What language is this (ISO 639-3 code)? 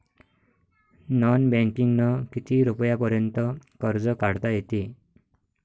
mar